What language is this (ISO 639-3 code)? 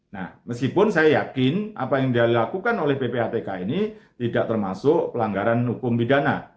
ind